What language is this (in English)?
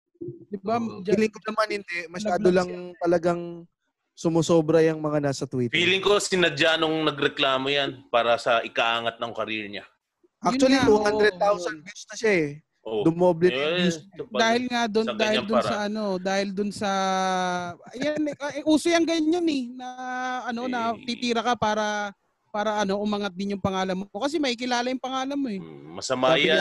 Filipino